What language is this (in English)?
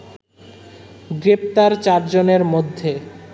Bangla